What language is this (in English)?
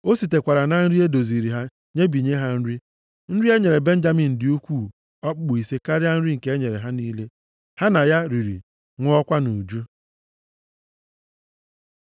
Igbo